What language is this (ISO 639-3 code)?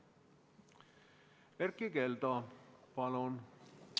est